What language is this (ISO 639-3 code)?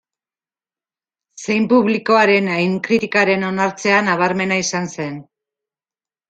eus